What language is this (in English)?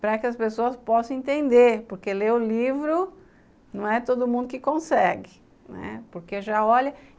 Portuguese